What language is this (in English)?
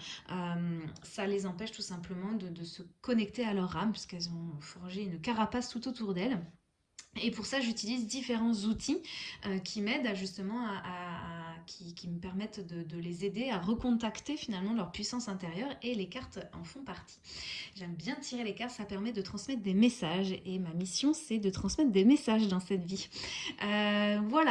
French